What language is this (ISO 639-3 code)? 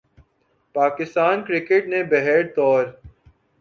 urd